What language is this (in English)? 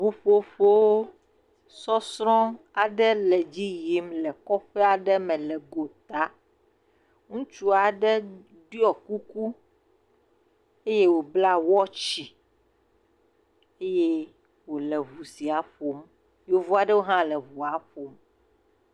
Ewe